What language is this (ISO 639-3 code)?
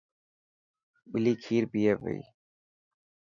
mki